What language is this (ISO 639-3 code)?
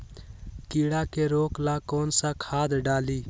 mag